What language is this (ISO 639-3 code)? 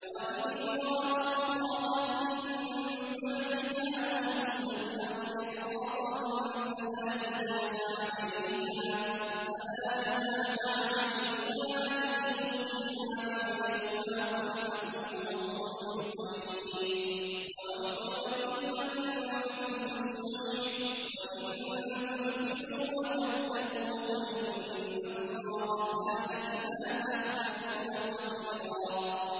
ara